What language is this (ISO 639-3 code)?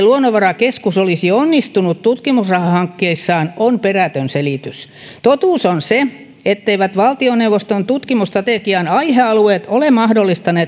fin